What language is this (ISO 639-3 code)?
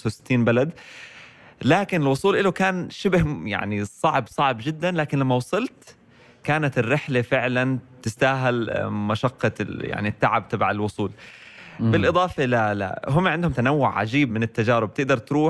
ara